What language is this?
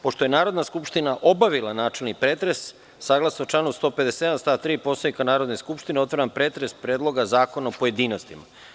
Serbian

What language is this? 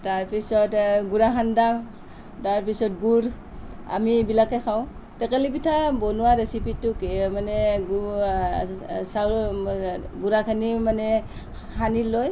Assamese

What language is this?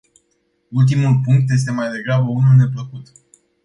Romanian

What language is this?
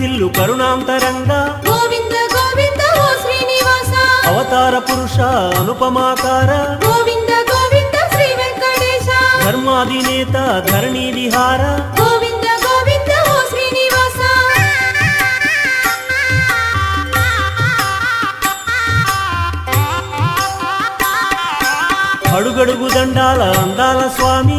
Romanian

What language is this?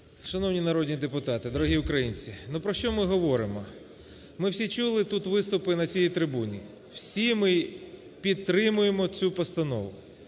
Ukrainian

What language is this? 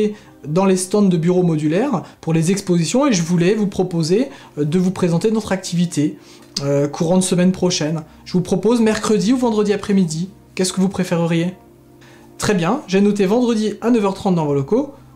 French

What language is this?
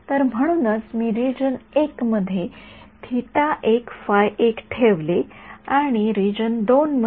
Marathi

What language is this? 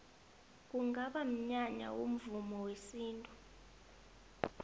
South Ndebele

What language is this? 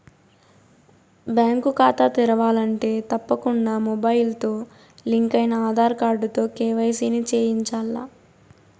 Telugu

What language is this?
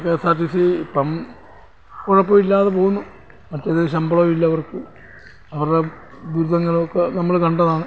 Malayalam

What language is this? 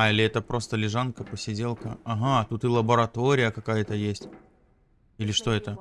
Russian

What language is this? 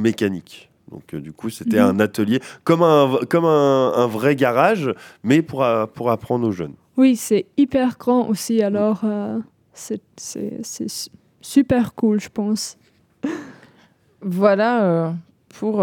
French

